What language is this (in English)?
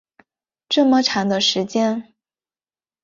Chinese